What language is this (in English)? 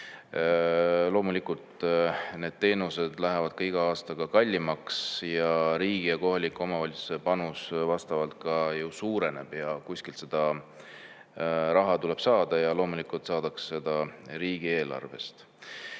Estonian